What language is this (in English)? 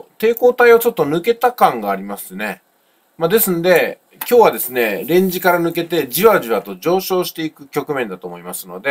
Japanese